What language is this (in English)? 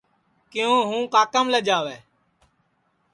Sansi